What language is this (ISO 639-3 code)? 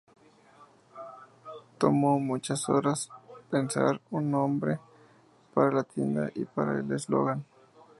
spa